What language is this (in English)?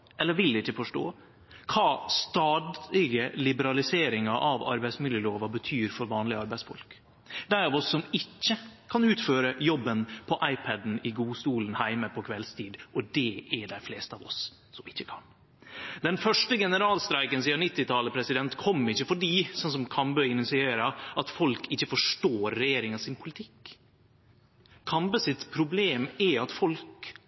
Norwegian Nynorsk